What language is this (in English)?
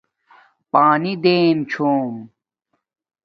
Domaaki